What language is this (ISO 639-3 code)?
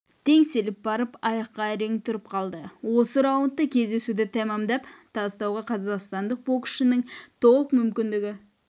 kaz